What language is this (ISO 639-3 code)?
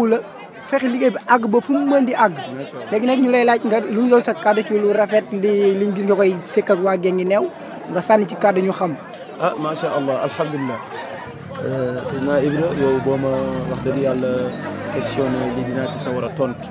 fra